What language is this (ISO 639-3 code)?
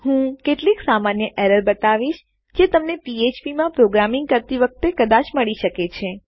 guj